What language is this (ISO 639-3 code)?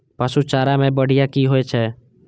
mai